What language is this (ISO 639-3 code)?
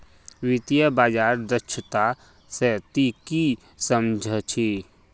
mag